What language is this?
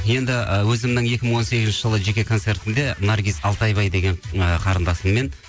Kazakh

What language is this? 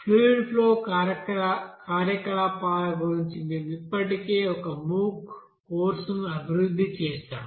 Telugu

